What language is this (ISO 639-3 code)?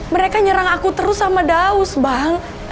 ind